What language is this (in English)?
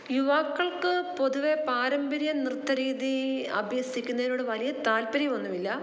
Malayalam